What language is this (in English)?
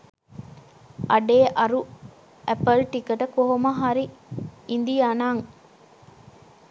Sinhala